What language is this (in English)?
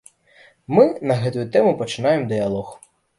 Belarusian